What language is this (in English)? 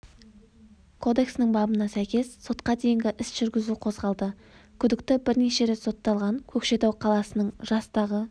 Kazakh